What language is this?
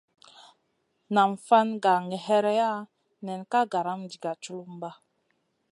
Masana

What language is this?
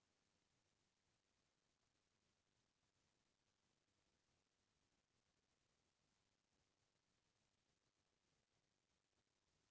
Chhattisgarhi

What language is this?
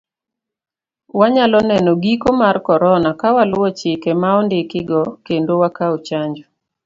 Luo (Kenya and Tanzania)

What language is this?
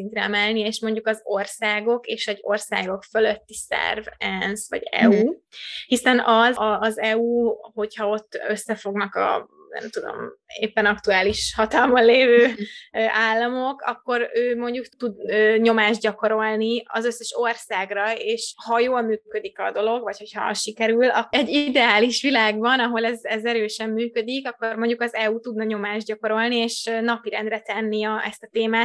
Hungarian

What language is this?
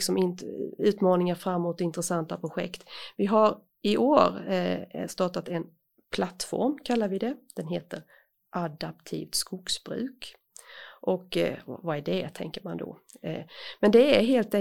Swedish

